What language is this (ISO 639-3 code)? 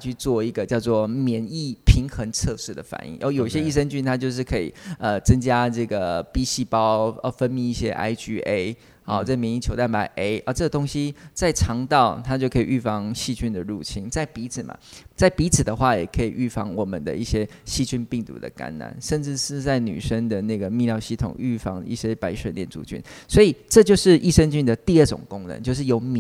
zho